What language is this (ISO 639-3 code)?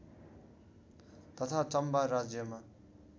nep